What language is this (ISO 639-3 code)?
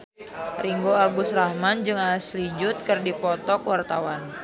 sun